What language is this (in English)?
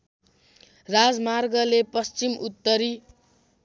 Nepali